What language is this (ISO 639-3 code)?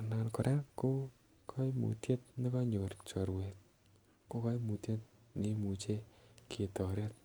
kln